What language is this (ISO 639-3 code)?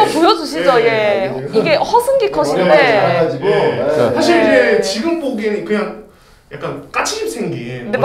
kor